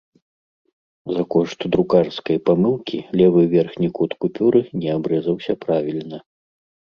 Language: Belarusian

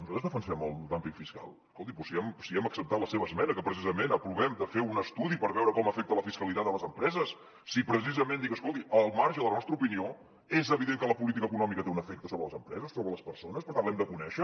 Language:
Catalan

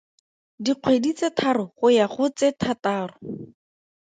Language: Tswana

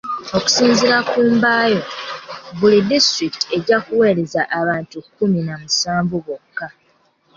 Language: Ganda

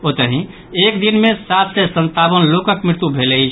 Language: Maithili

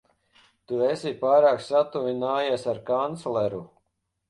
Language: Latvian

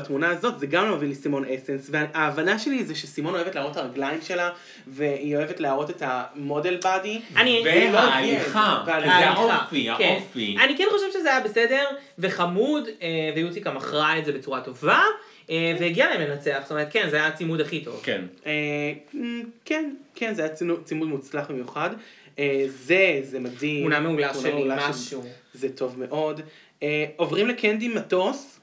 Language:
Hebrew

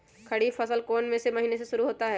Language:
Magahi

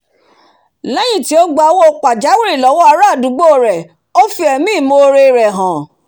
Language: Yoruba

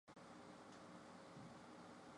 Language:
Chinese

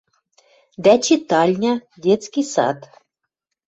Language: Western Mari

